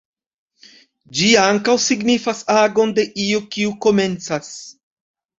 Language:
Esperanto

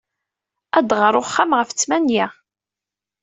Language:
Kabyle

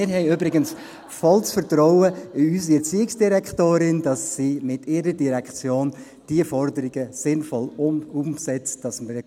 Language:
Swiss German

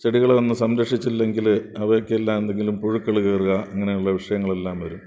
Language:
Malayalam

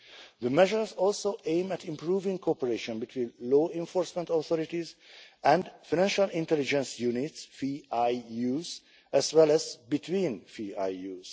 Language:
English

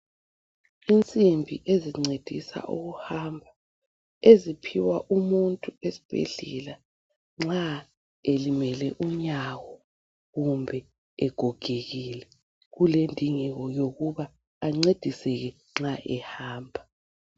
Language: North Ndebele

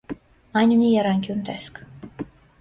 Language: Armenian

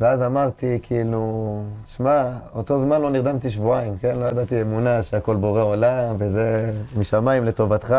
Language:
Hebrew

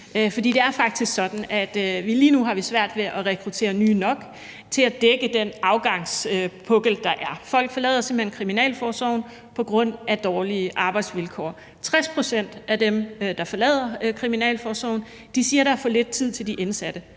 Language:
Danish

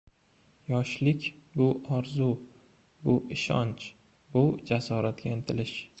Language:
Uzbek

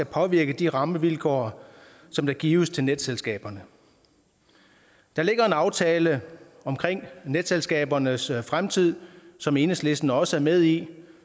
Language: Danish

